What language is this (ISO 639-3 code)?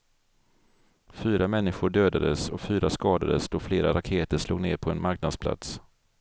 swe